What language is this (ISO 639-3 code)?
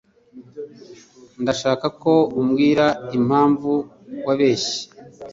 kin